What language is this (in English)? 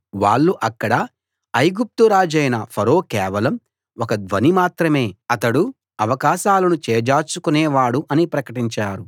Telugu